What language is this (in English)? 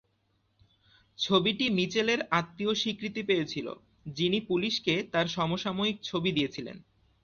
Bangla